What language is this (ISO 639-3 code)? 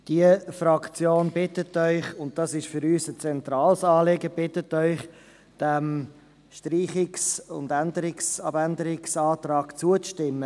gsw